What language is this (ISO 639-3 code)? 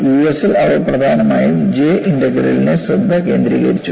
mal